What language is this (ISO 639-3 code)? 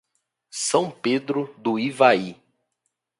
por